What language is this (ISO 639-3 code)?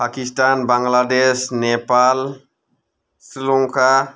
brx